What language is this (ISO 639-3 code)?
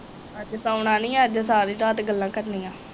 pan